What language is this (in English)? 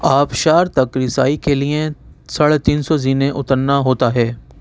Urdu